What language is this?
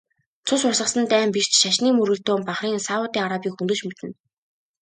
Mongolian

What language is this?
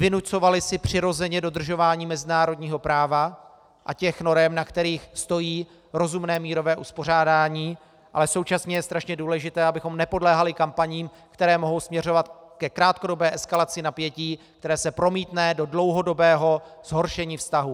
Czech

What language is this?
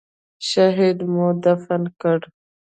Pashto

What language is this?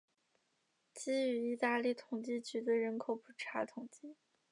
Chinese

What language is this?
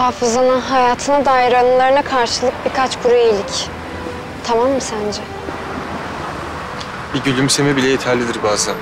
Turkish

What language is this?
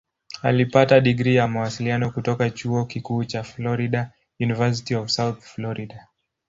Swahili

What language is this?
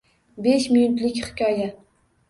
Uzbek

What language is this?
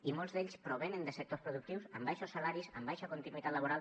Catalan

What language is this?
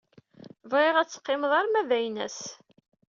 Kabyle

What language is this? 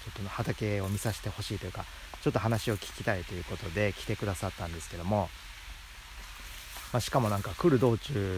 Japanese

